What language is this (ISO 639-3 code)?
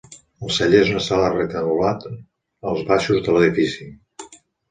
cat